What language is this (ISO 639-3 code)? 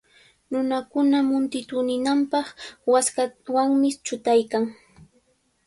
qvl